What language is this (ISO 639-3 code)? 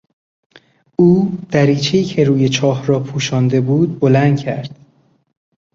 fas